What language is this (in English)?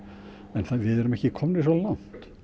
Icelandic